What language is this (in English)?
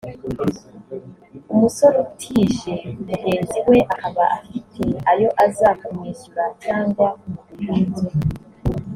Kinyarwanda